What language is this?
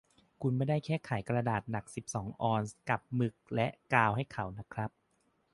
Thai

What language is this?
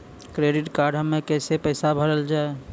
Maithili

